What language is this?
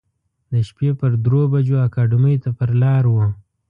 Pashto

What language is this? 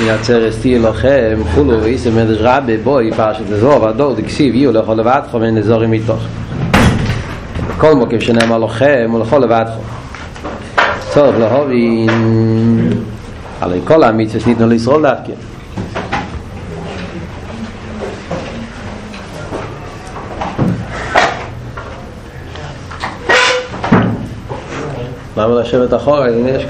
Hebrew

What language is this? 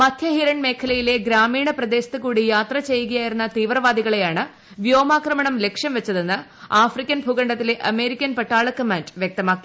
Malayalam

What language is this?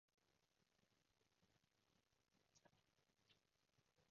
Cantonese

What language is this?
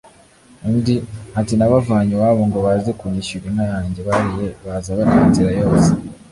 Kinyarwanda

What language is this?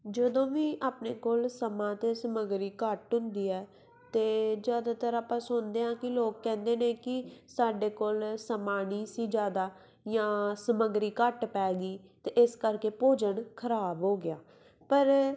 Punjabi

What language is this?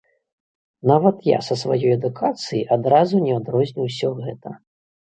Belarusian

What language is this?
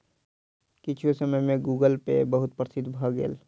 Maithili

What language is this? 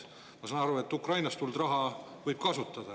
Estonian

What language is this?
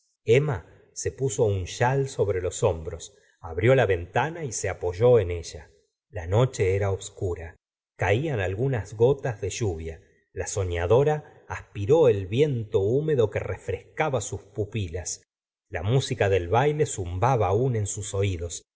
Spanish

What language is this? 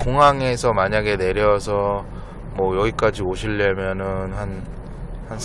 Korean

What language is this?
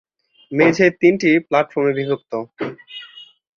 Bangla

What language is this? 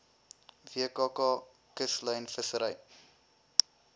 Afrikaans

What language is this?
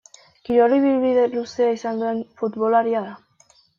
Basque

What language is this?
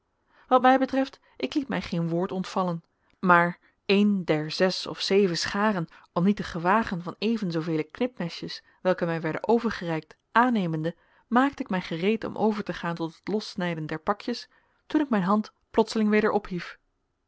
Dutch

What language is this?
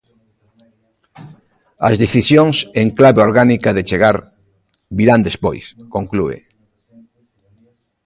Galician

